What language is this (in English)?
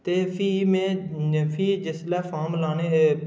Dogri